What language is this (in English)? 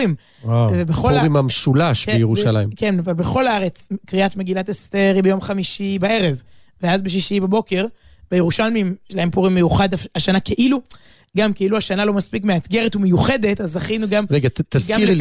Hebrew